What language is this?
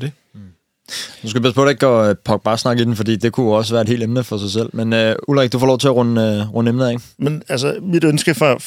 Danish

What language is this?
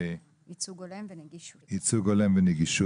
Hebrew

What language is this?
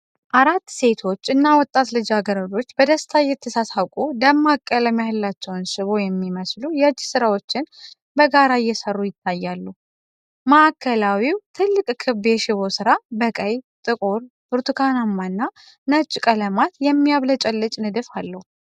Amharic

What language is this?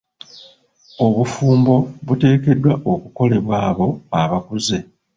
Ganda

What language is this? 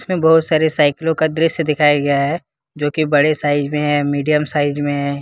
Hindi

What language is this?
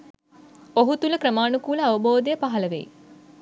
Sinhala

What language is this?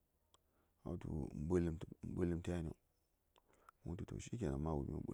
Saya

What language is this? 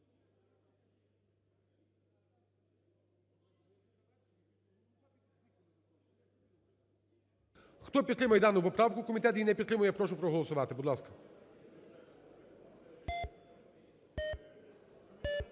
Ukrainian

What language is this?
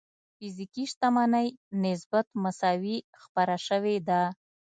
Pashto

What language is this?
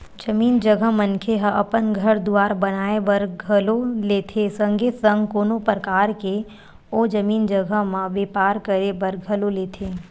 Chhattisgarhi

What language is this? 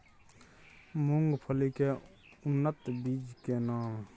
Maithili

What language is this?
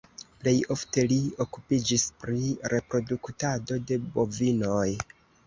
Esperanto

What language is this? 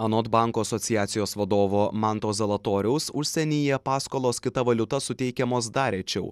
Lithuanian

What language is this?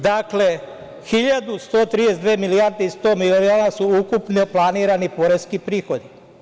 Serbian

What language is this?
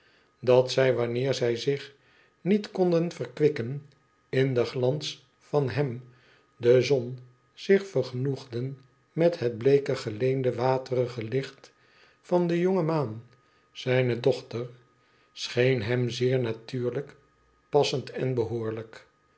Dutch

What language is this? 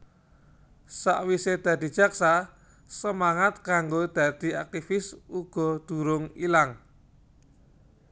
Javanese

